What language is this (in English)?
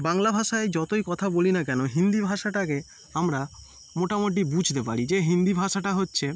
Bangla